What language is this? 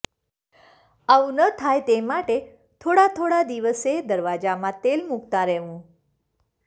Gujarati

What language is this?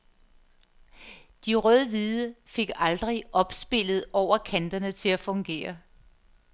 Danish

